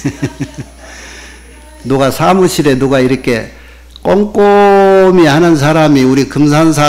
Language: Korean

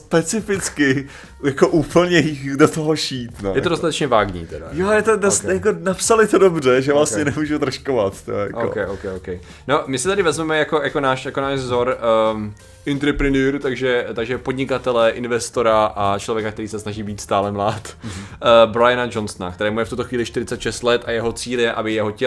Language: Czech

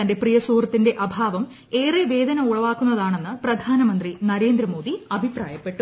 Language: Malayalam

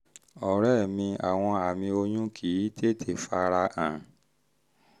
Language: Yoruba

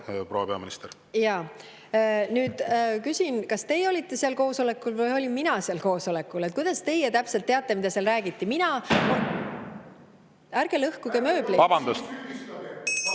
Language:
Estonian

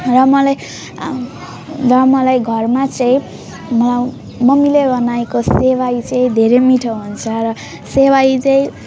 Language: Nepali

